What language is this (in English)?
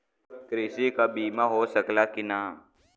Bhojpuri